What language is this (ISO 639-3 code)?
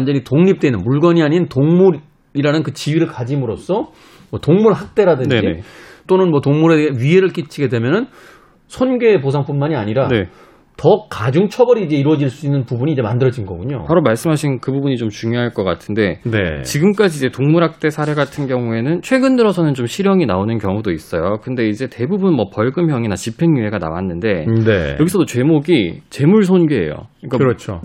kor